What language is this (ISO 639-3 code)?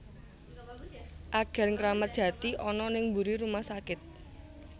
jav